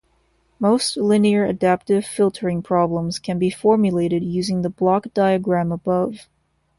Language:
English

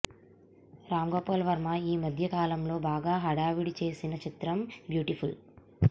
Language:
Telugu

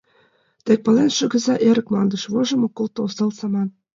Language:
Mari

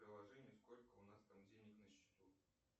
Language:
Russian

